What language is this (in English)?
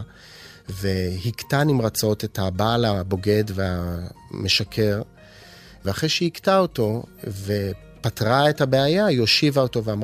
Hebrew